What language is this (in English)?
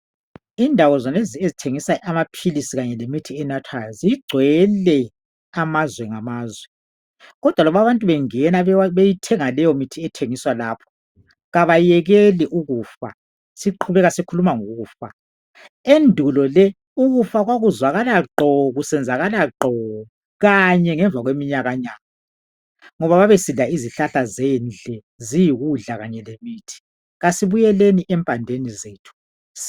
North Ndebele